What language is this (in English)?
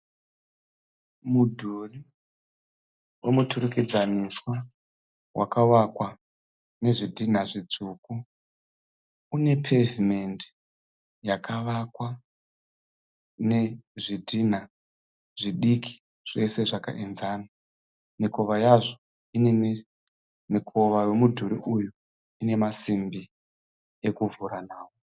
Shona